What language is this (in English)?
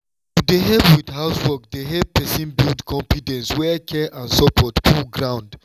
Nigerian Pidgin